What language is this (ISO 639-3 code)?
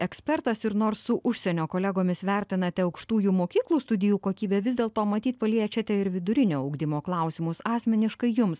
lit